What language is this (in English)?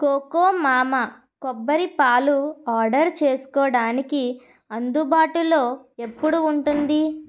Telugu